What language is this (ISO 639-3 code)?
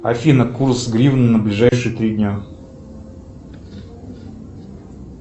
rus